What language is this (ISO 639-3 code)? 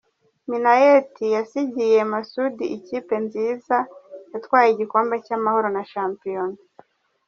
kin